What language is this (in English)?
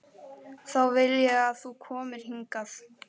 Icelandic